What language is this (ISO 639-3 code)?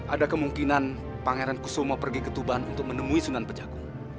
ind